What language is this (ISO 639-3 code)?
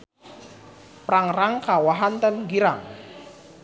sun